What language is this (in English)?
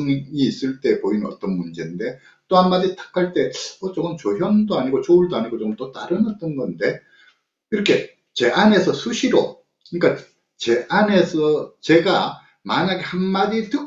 Korean